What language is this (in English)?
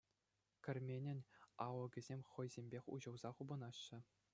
Chuvash